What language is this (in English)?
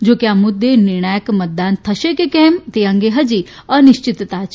Gujarati